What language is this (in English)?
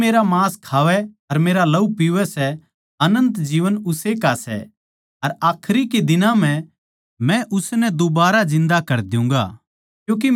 Haryanvi